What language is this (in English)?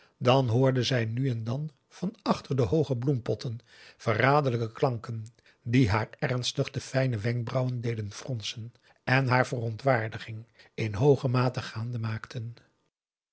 Dutch